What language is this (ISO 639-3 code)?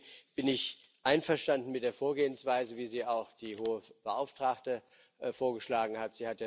deu